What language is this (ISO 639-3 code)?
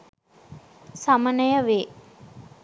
sin